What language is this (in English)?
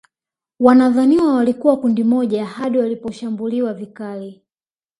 Swahili